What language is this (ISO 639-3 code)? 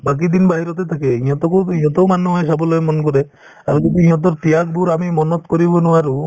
asm